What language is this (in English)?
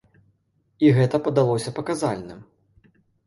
Belarusian